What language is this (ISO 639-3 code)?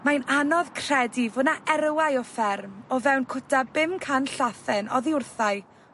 cym